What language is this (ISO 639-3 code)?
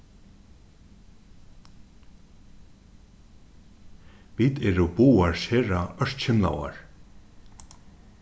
fao